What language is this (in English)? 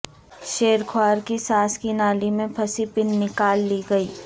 Urdu